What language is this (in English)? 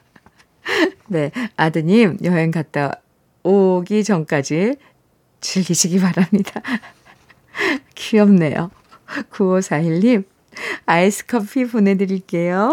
Korean